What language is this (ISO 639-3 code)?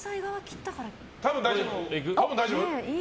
jpn